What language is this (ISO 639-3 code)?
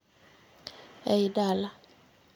luo